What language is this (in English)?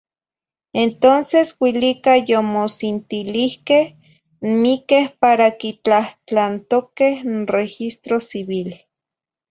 Zacatlán-Ahuacatlán-Tepetzintla Nahuatl